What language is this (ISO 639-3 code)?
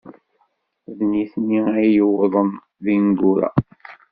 kab